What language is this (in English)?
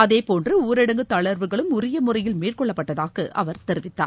Tamil